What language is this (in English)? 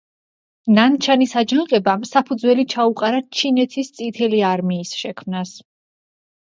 Georgian